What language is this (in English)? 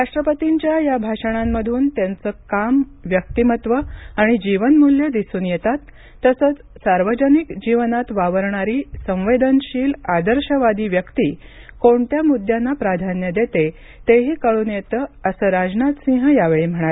Marathi